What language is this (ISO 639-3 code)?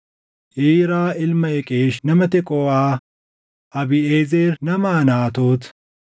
orm